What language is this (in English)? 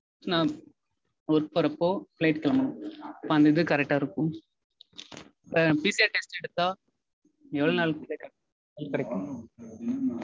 Tamil